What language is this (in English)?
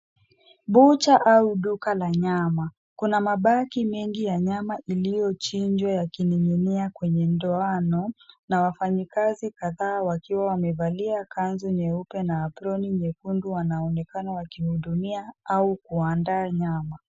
Swahili